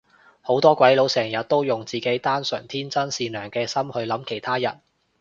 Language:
Cantonese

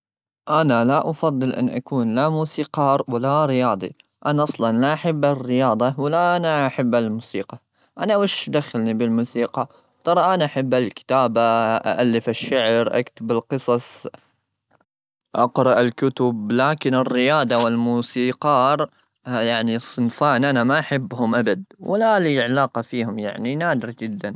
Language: Gulf Arabic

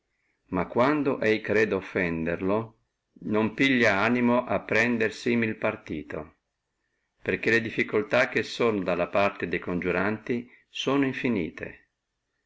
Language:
Italian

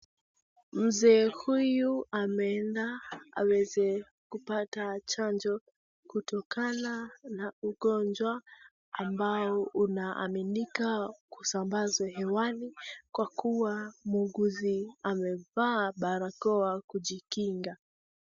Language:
Swahili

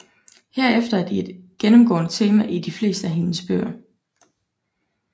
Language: Danish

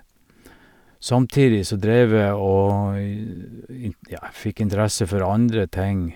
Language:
Norwegian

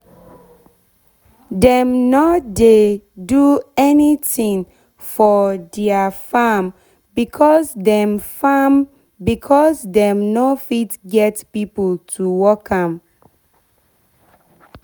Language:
Nigerian Pidgin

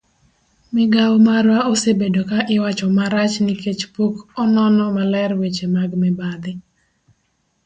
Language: Luo (Kenya and Tanzania)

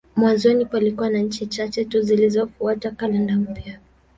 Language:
Swahili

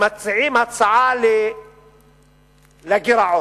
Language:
Hebrew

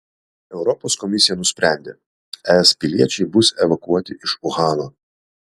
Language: Lithuanian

